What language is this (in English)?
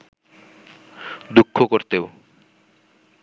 Bangla